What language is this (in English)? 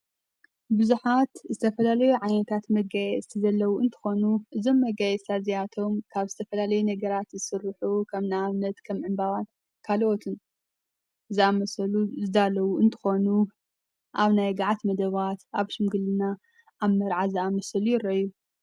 Tigrinya